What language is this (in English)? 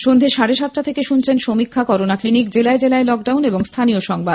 Bangla